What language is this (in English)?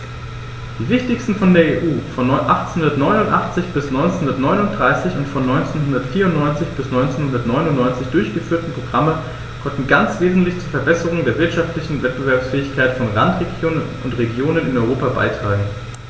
German